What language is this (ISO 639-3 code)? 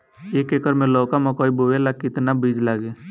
bho